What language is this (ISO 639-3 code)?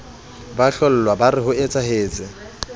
sot